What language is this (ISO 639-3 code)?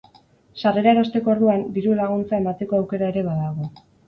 eus